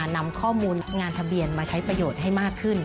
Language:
Thai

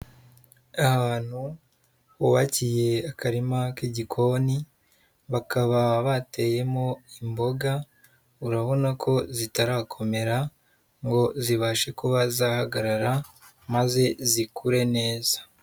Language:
Kinyarwanda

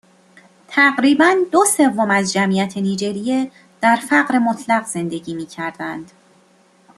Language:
Persian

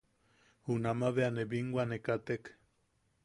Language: Yaqui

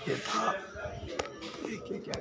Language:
Hindi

